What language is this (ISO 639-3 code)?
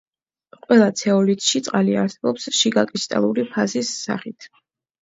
kat